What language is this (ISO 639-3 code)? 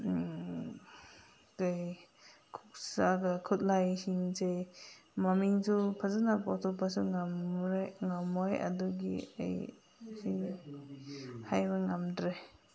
mni